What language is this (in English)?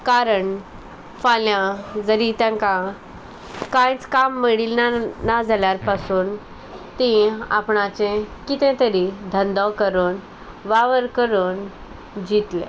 Konkani